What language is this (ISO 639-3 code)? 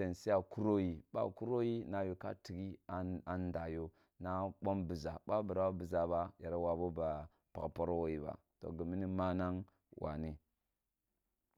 bbu